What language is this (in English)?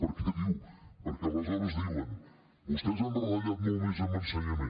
Catalan